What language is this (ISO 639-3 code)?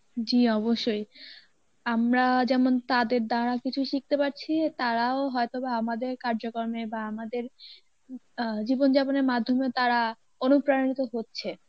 ben